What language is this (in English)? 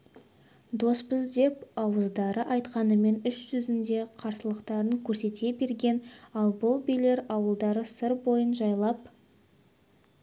Kazakh